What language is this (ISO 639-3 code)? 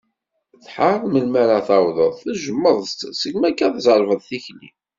kab